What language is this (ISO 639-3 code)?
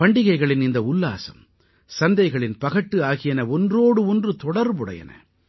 tam